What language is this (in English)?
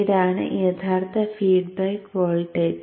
Malayalam